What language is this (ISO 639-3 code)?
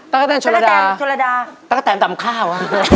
tha